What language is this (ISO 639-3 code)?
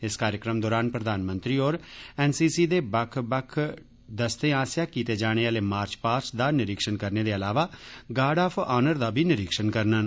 doi